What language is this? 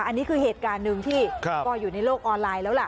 Thai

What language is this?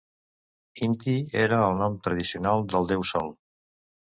Catalan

